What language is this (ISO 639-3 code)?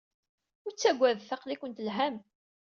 kab